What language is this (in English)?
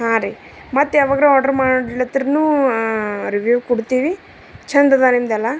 Kannada